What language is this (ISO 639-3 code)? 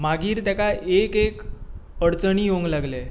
kok